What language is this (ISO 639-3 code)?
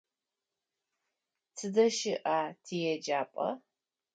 ady